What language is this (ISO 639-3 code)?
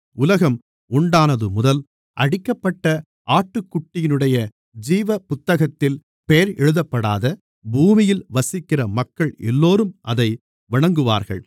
tam